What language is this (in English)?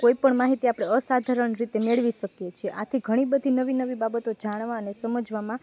Gujarati